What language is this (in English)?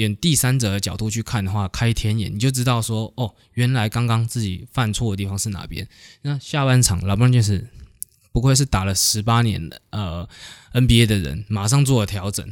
Chinese